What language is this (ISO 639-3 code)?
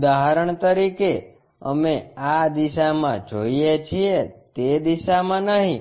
guj